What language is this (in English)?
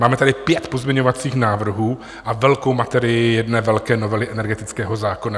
Czech